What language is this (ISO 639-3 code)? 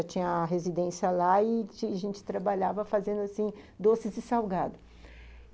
por